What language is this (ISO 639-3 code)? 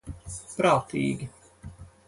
lav